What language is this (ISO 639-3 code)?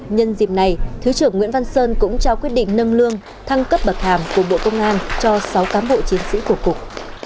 vie